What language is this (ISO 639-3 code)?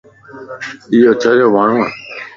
lss